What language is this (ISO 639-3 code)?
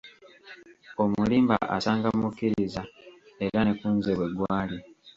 lug